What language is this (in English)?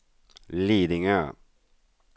Swedish